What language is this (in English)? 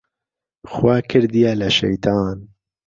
Central Kurdish